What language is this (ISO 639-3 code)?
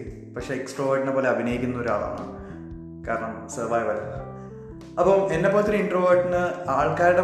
mal